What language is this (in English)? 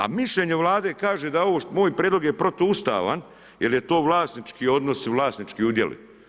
Croatian